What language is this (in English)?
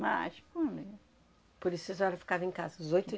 Portuguese